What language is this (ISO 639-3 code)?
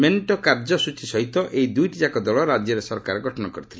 ori